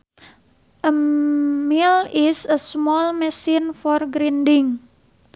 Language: Sundanese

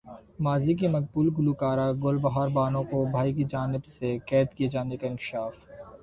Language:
Urdu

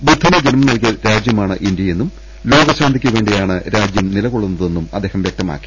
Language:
Malayalam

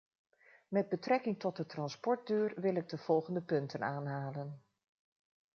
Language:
Dutch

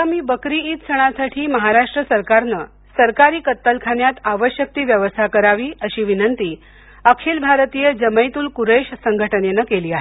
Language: Marathi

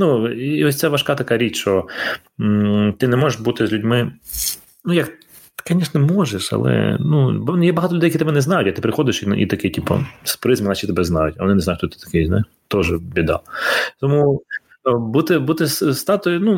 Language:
Ukrainian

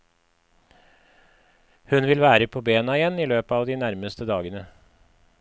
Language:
Norwegian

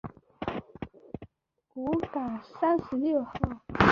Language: Chinese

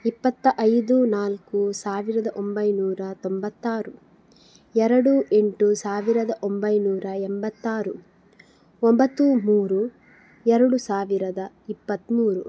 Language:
Kannada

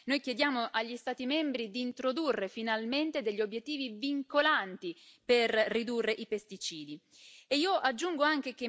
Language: Italian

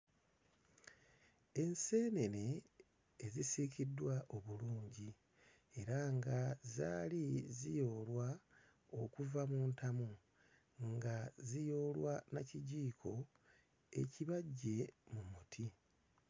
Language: Ganda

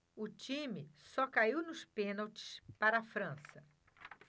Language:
Portuguese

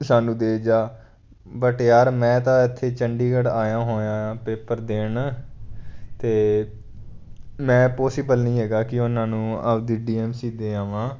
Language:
Punjabi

